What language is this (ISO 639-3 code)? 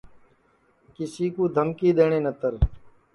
ssi